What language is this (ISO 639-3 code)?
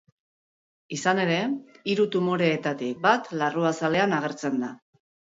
eus